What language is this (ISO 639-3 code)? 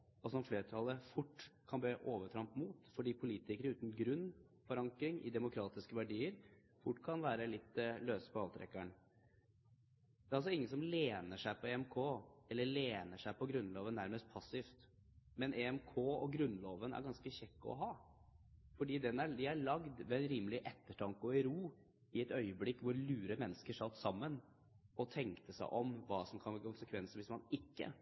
nob